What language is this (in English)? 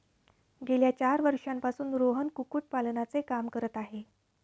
Marathi